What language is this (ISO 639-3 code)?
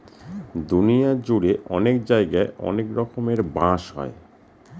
ben